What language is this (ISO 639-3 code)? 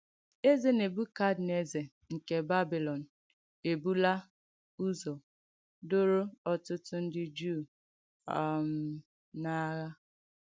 ibo